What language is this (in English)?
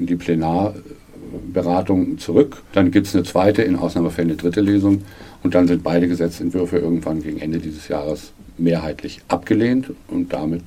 German